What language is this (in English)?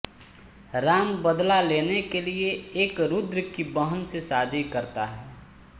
Hindi